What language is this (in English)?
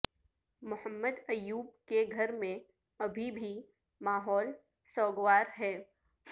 Urdu